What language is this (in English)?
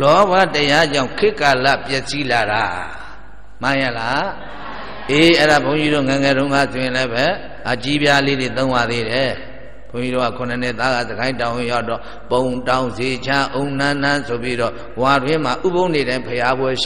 Arabic